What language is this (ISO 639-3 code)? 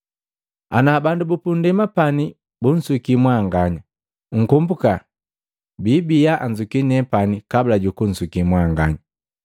mgv